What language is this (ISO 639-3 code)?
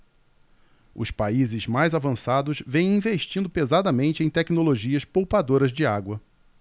por